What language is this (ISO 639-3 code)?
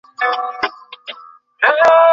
ben